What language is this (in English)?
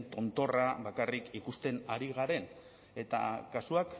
Basque